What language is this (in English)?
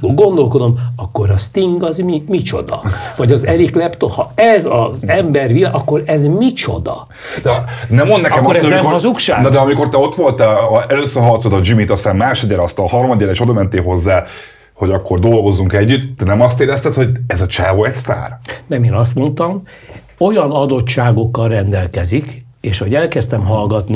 Hungarian